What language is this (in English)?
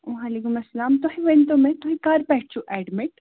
Kashmiri